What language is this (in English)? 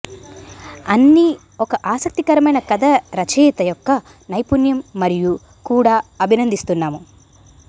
Telugu